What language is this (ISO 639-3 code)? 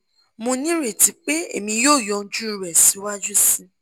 yor